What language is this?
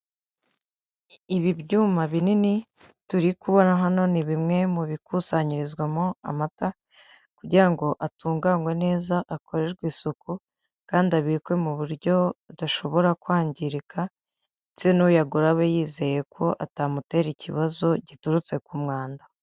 Kinyarwanda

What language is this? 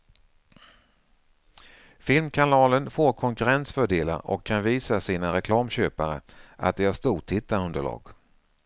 Swedish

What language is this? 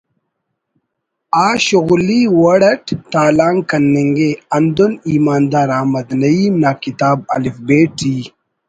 Brahui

